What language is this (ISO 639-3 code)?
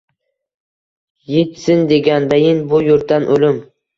uzb